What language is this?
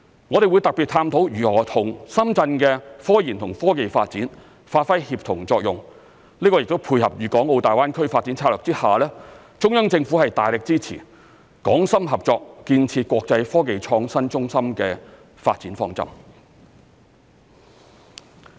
Cantonese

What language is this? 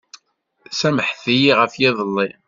Kabyle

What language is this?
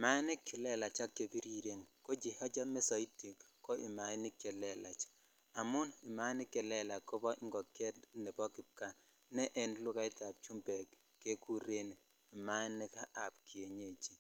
Kalenjin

